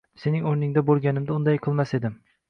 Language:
Uzbek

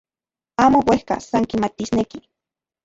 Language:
Central Puebla Nahuatl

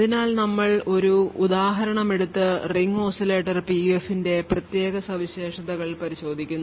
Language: Malayalam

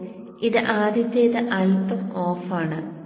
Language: Malayalam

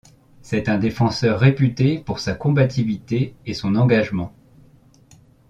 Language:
French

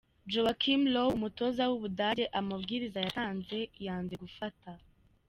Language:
Kinyarwanda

